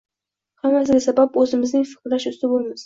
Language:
Uzbek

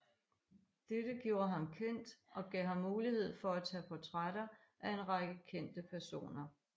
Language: Danish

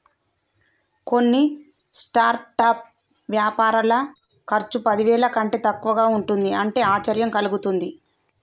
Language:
Telugu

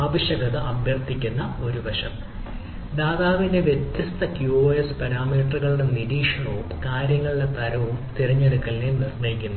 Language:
Malayalam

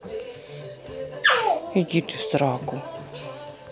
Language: Russian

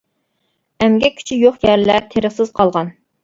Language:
Uyghur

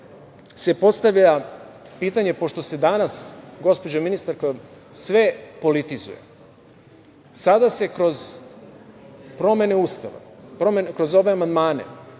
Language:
Serbian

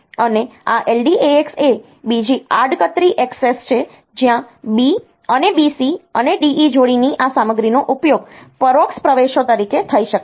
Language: Gujarati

